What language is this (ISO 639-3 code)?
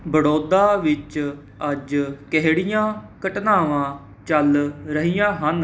pan